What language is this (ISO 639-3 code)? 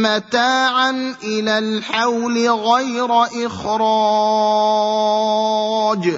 ara